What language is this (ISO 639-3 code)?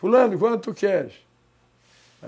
por